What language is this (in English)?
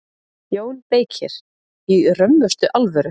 Icelandic